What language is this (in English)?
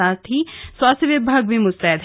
Hindi